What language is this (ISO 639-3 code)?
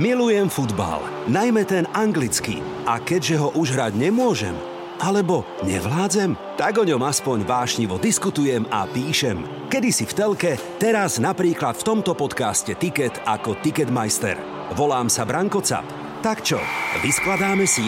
slk